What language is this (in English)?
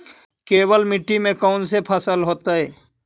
Magahi